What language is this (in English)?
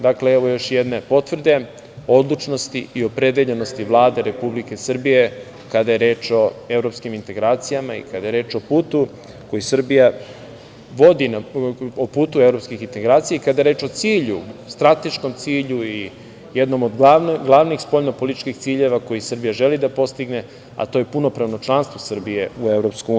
Serbian